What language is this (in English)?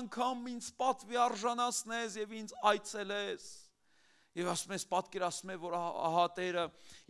Turkish